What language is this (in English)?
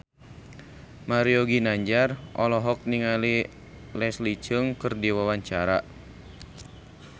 Sundanese